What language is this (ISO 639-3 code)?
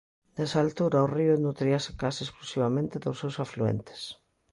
glg